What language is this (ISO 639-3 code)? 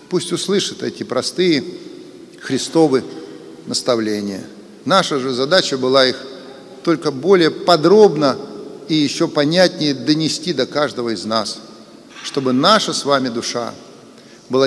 rus